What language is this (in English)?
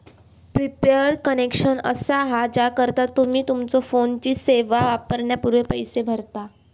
Marathi